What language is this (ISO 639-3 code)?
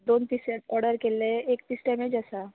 kok